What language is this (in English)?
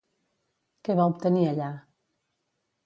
Catalan